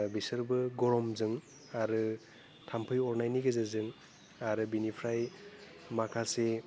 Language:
Bodo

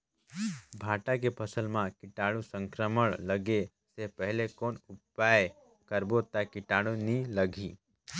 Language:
Chhattisgarhi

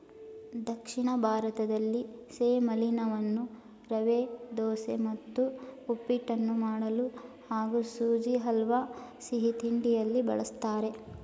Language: Kannada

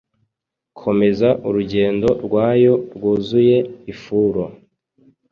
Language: Kinyarwanda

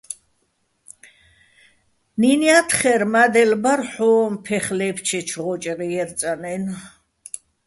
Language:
Bats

